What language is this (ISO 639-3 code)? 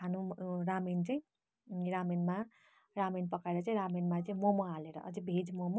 nep